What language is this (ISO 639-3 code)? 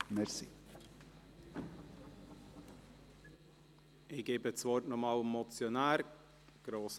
gsw